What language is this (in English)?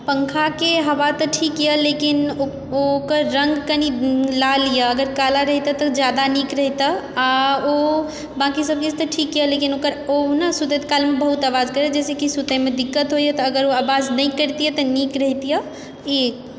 Maithili